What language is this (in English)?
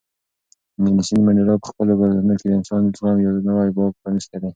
Pashto